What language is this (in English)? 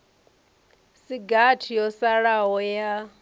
Venda